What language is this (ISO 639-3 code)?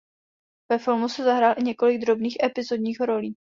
ces